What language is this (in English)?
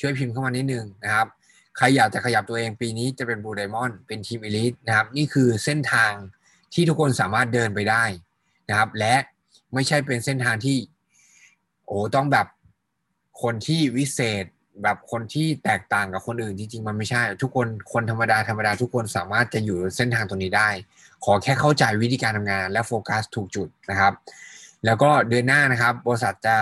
Thai